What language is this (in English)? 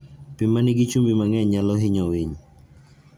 Luo (Kenya and Tanzania)